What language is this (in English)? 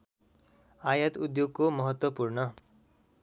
Nepali